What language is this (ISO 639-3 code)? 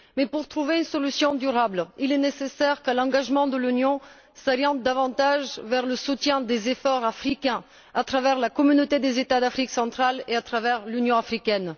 fra